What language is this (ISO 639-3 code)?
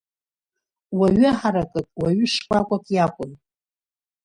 abk